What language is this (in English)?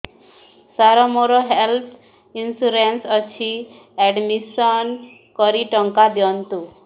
Odia